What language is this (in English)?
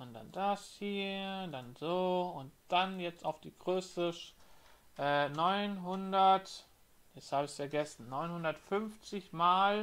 German